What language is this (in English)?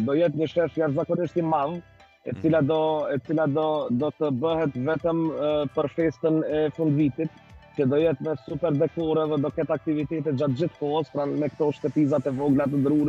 Romanian